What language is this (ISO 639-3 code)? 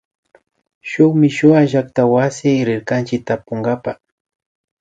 qvi